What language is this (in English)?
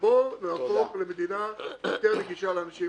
Hebrew